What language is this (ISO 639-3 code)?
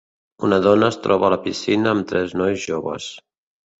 cat